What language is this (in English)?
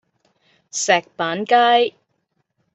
Cantonese